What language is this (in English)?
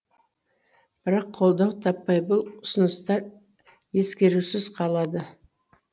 Kazakh